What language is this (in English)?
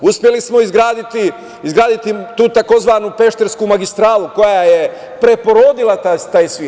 Serbian